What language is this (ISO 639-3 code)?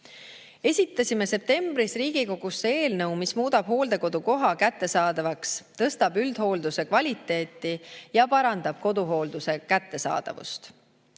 est